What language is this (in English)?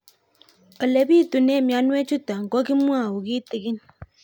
Kalenjin